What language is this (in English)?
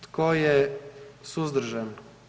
Croatian